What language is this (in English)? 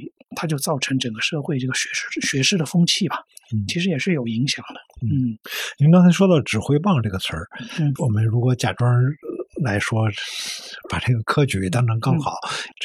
Chinese